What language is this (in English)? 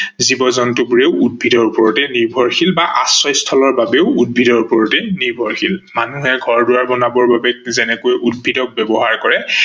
Assamese